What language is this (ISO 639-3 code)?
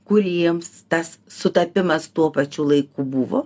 lit